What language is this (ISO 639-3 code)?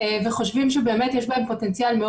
heb